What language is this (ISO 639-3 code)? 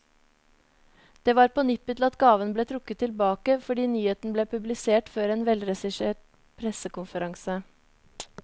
nor